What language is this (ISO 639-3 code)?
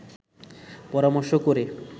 ben